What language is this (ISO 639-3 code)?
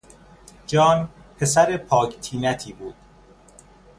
fas